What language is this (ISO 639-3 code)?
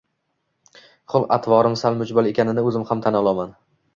uzb